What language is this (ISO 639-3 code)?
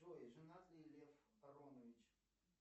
rus